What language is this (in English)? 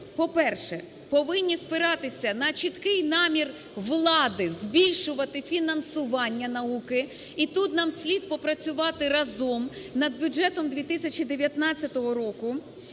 Ukrainian